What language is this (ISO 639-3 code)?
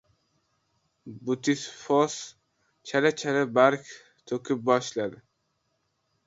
uzb